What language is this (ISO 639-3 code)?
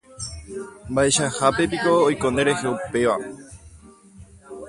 grn